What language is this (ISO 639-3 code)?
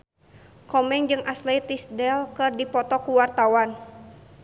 sun